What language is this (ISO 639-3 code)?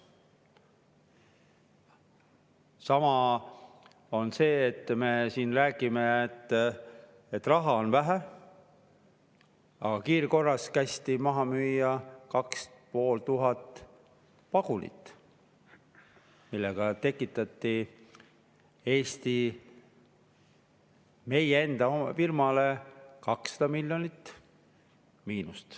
est